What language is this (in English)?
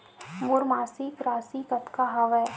Chhattisgarhi